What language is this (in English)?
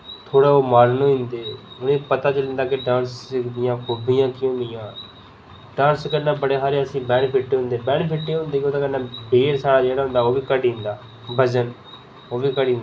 Dogri